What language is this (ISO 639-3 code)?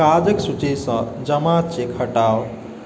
mai